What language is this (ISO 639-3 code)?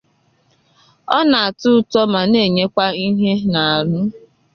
ibo